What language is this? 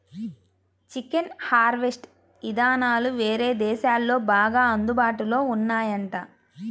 Telugu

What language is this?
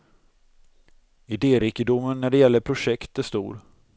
Swedish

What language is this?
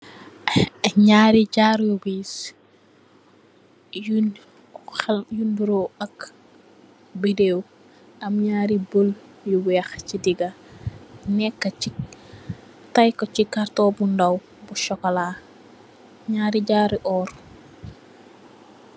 Wolof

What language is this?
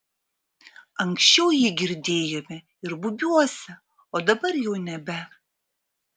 Lithuanian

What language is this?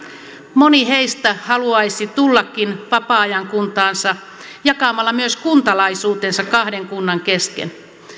Finnish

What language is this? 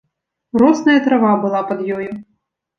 Belarusian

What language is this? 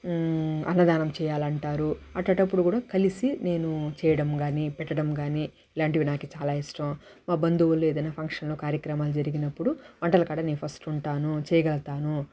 Telugu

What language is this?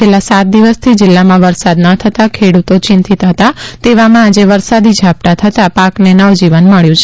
Gujarati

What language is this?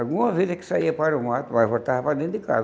Portuguese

